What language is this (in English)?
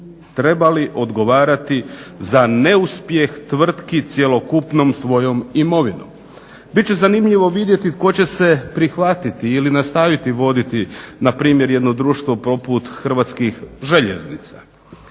Croatian